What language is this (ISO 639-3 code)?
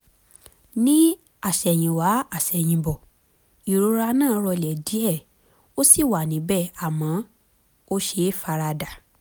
yor